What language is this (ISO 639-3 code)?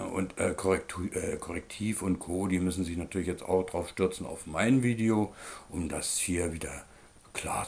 deu